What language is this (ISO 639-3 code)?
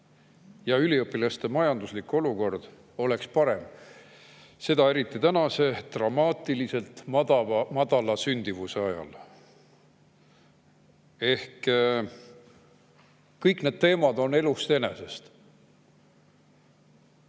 est